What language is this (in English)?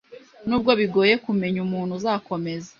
Kinyarwanda